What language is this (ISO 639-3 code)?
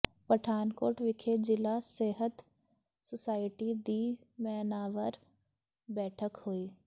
pan